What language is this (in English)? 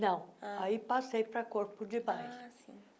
Portuguese